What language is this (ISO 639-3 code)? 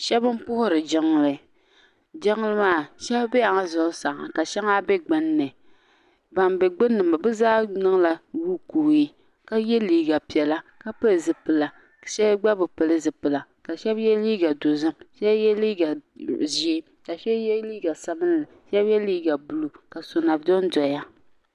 dag